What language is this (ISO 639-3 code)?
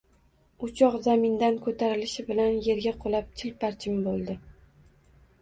uzb